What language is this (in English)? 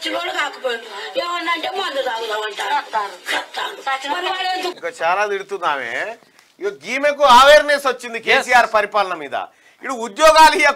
Arabic